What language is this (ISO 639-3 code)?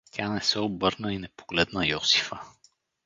bul